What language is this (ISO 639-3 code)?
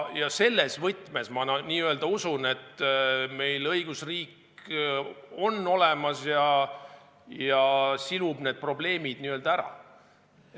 est